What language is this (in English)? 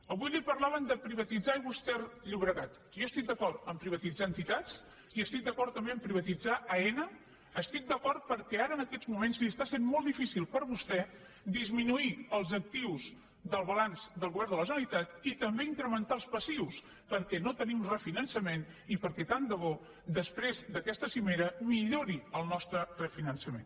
Catalan